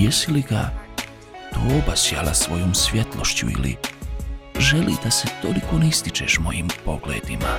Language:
Croatian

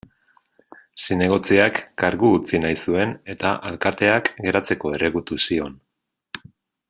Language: Basque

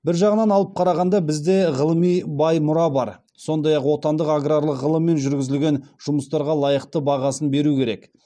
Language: Kazakh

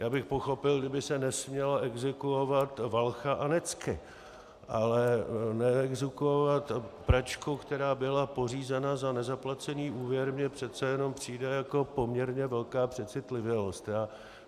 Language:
Czech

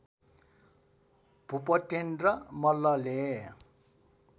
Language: Nepali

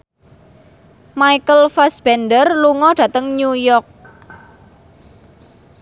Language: Javanese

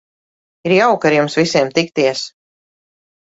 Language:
Latvian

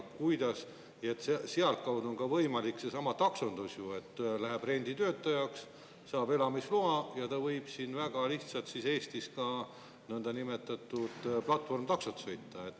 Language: Estonian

